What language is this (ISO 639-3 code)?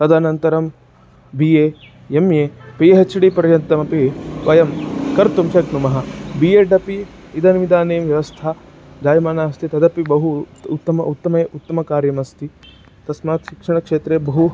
san